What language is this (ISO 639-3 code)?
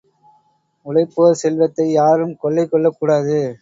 tam